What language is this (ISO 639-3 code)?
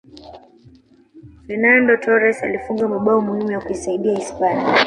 swa